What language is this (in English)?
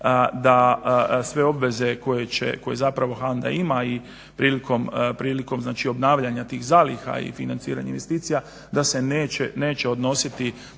Croatian